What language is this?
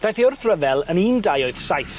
Welsh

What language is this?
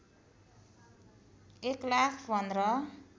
Nepali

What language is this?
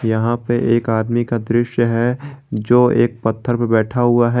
Hindi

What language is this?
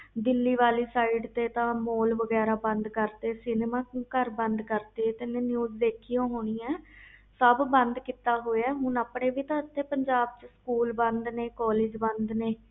Punjabi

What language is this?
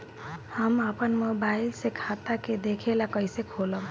Bhojpuri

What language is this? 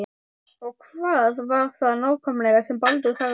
Icelandic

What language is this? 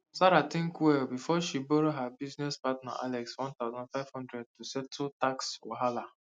Nigerian Pidgin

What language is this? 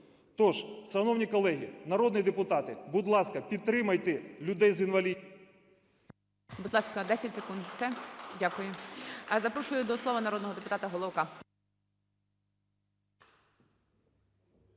Ukrainian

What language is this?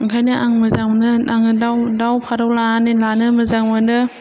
Bodo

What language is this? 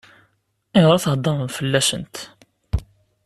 Kabyle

